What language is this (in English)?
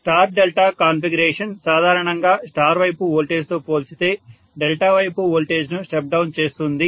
Telugu